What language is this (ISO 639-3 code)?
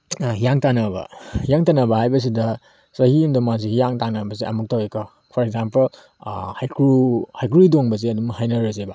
mni